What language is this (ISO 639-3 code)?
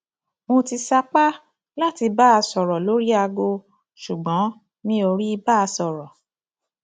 yor